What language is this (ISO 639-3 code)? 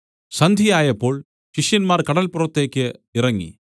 mal